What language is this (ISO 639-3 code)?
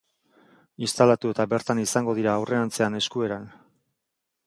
eus